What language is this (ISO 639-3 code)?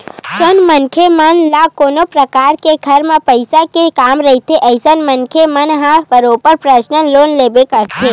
hne